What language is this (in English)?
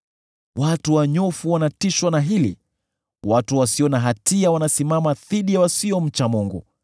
Swahili